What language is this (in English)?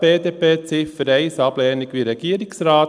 Swiss German